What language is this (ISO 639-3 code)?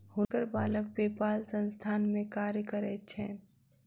mai